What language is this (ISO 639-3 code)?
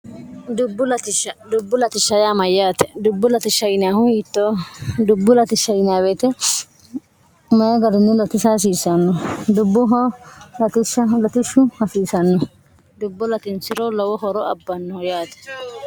sid